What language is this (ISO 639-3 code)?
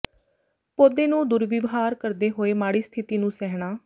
pan